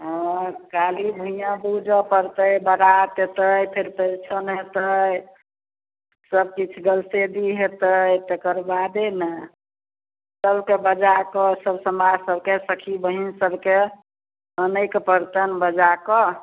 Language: Maithili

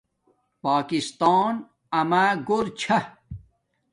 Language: Domaaki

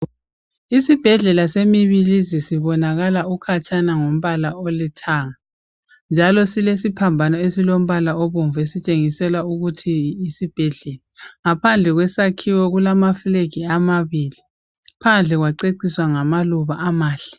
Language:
North Ndebele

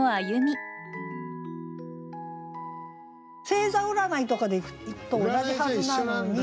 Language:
Japanese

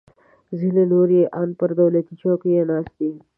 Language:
Pashto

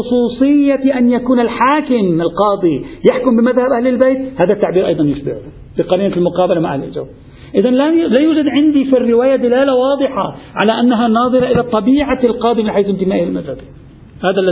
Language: Arabic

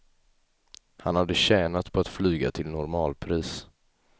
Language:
Swedish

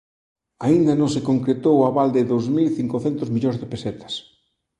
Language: Galician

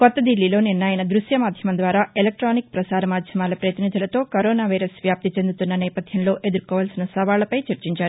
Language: Telugu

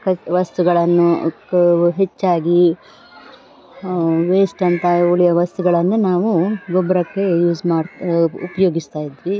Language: Kannada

